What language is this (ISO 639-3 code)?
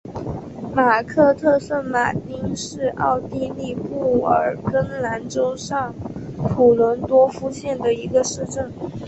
zho